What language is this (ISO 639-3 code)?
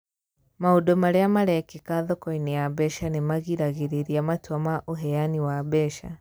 kik